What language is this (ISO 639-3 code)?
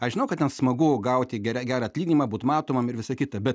lit